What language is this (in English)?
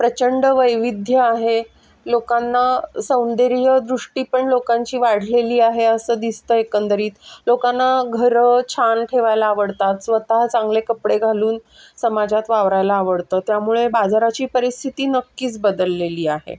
Marathi